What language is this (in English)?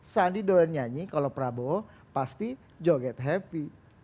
Indonesian